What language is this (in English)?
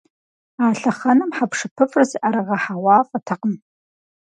Kabardian